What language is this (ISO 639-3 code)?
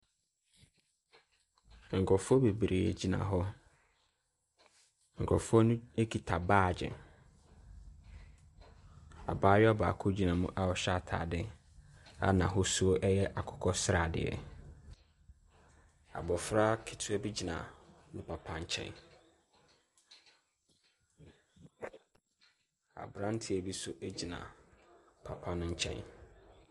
aka